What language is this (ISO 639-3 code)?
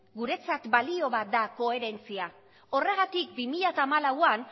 eus